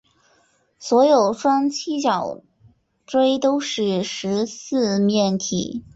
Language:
Chinese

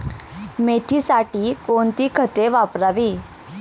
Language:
Marathi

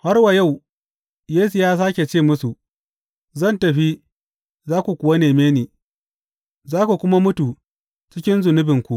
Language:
Hausa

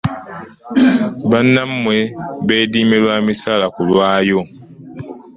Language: Ganda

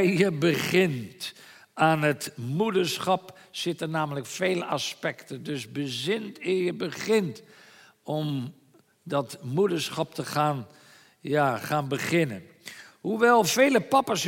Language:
Dutch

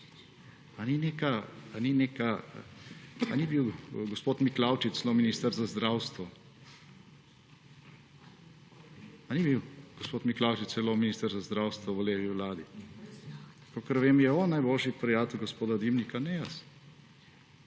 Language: Slovenian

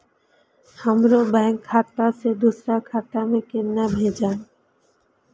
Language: Maithili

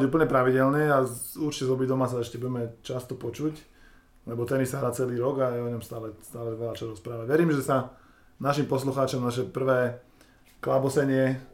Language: Slovak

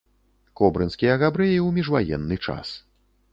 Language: Belarusian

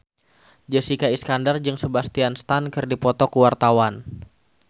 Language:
Sundanese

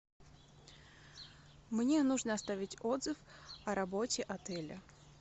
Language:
Russian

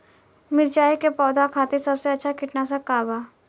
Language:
Bhojpuri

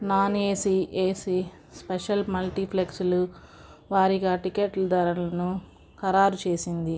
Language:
Telugu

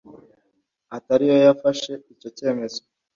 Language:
Kinyarwanda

